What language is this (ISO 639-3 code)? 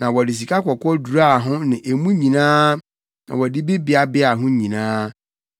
aka